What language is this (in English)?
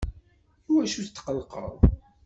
Kabyle